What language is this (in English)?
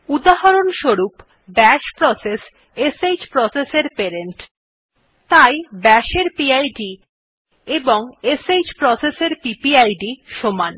Bangla